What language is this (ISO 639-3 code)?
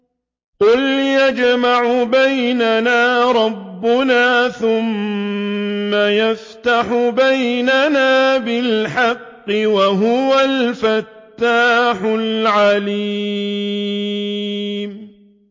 ara